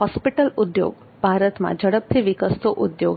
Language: Gujarati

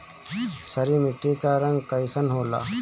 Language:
Bhojpuri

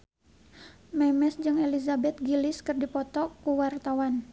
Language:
Sundanese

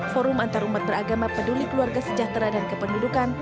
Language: Indonesian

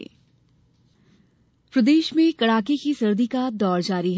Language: Hindi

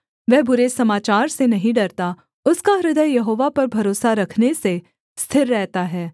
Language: Hindi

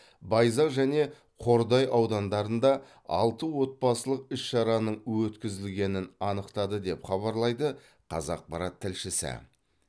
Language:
Kazakh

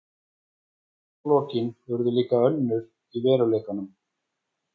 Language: Icelandic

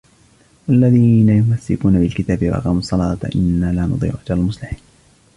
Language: Arabic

